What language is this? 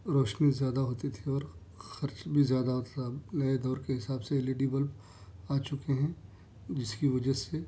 Urdu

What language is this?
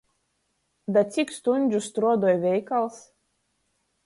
Latgalian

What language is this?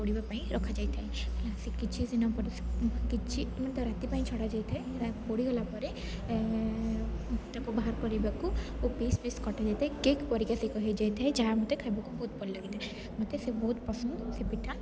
Odia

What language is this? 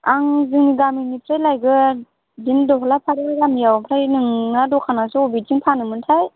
Bodo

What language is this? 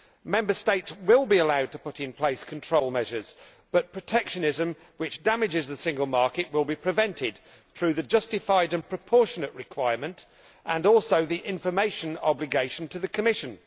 English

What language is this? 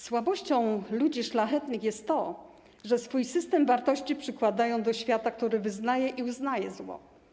Polish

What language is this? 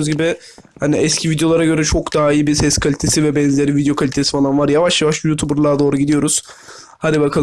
Turkish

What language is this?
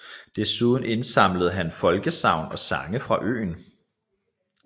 Danish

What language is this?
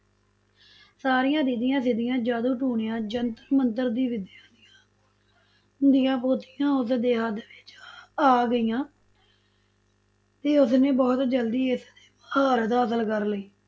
Punjabi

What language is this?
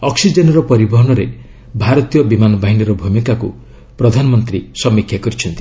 Odia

